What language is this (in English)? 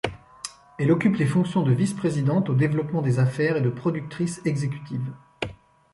French